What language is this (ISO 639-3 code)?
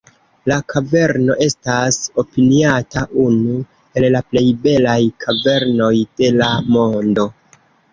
epo